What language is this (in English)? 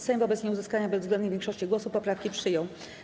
Polish